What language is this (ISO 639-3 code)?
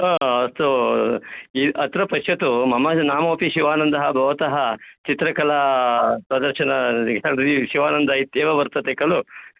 san